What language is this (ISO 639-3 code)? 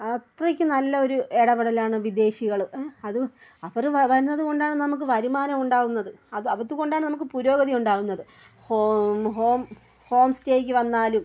mal